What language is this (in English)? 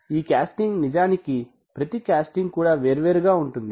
Telugu